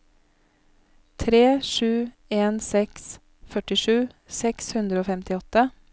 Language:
Norwegian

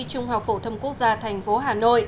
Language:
Vietnamese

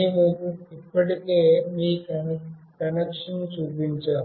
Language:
Telugu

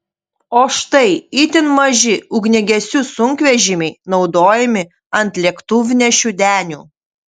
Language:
Lithuanian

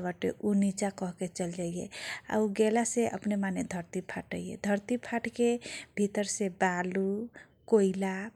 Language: Kochila Tharu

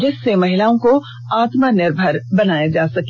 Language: Hindi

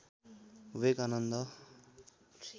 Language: Nepali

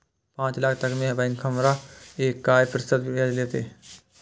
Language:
Maithili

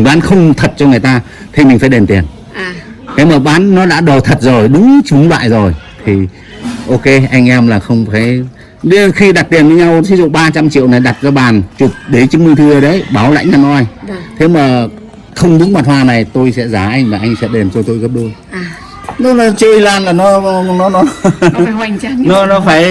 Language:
Vietnamese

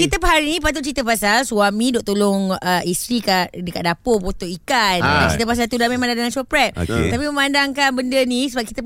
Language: Malay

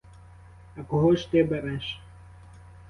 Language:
Ukrainian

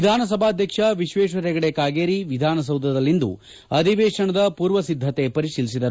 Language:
Kannada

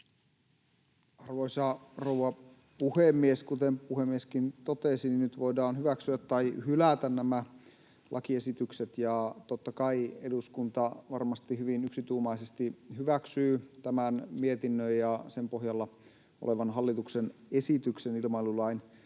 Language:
Finnish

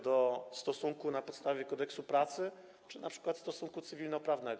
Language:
Polish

